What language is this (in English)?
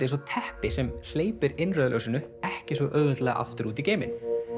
Icelandic